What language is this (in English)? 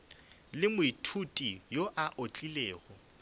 Northern Sotho